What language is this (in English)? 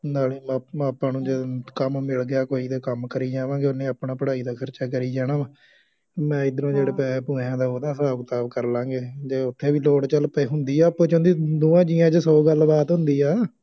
Punjabi